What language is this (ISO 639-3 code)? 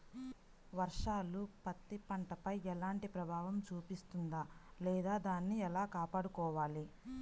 tel